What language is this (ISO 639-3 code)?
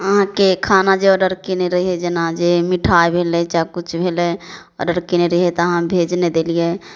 mai